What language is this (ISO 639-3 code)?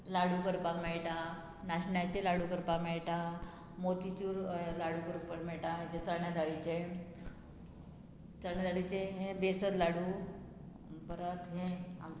kok